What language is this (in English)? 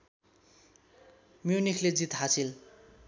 Nepali